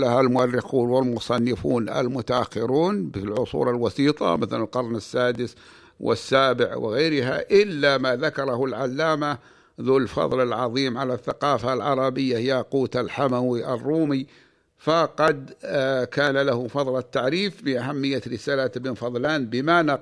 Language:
Arabic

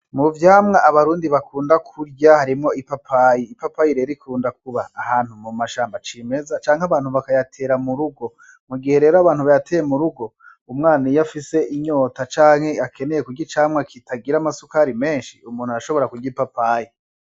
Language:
Rundi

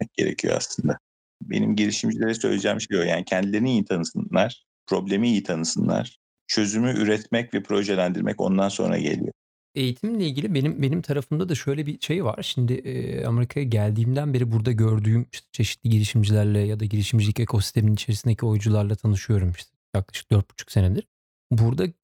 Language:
Turkish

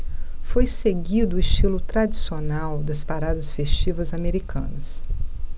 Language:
Portuguese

